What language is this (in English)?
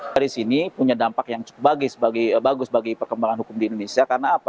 Indonesian